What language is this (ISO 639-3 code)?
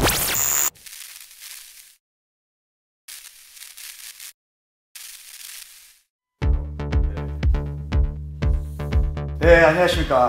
kor